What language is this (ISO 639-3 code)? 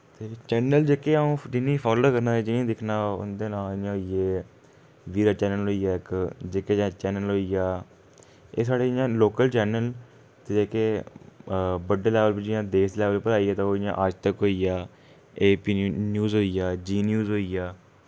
doi